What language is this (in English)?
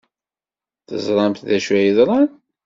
Kabyle